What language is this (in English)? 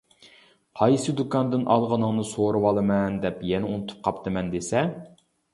Uyghur